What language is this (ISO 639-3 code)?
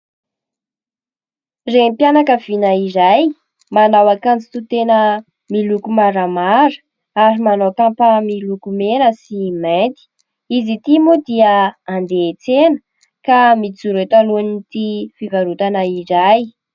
mlg